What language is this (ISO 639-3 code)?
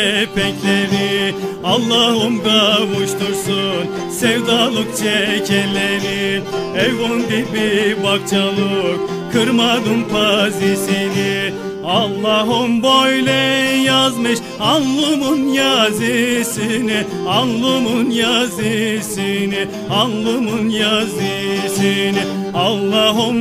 tur